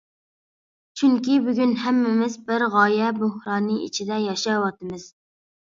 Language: Uyghur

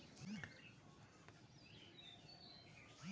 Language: Bangla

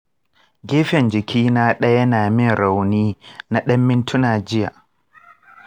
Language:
Hausa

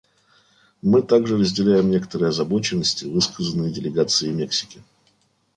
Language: Russian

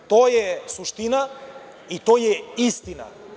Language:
Serbian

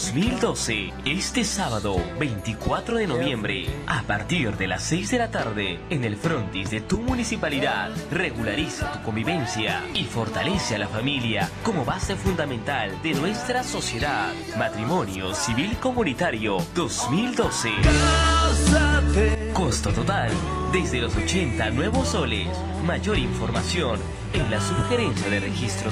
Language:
Spanish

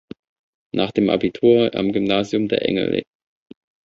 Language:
German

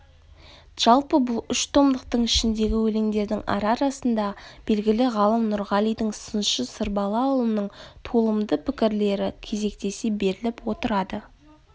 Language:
Kazakh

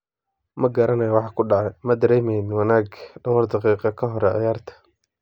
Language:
Somali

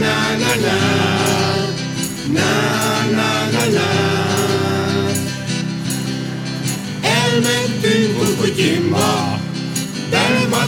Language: Hungarian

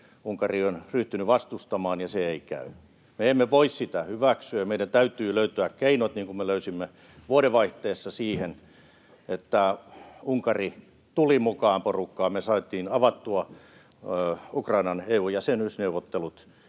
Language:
Finnish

